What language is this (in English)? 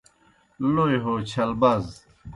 Kohistani Shina